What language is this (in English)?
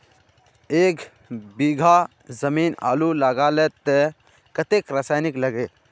Magahi